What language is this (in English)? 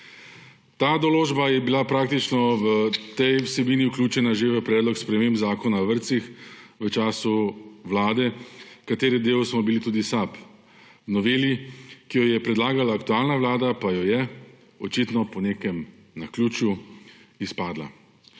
Slovenian